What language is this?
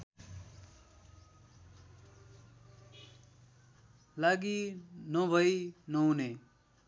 Nepali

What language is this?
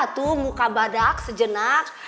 Indonesian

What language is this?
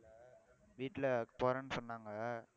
Tamil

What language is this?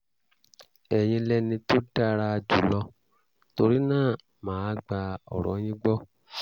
Yoruba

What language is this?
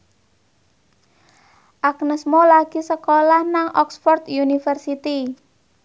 Javanese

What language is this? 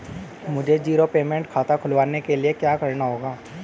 Hindi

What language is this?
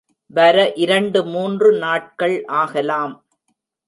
Tamil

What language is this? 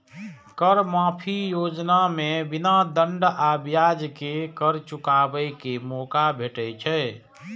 Maithili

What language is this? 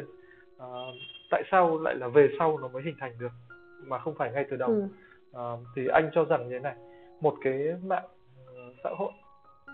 Vietnamese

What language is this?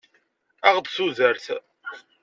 Kabyle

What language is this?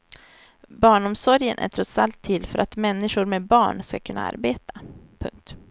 Swedish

